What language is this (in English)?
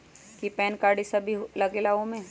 Magahi